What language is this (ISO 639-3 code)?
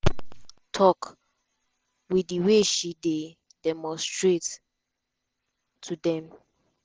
pcm